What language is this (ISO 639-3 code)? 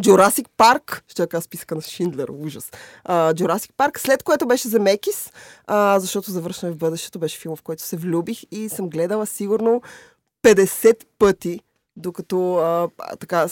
bul